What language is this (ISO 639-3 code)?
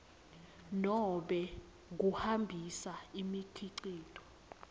ssw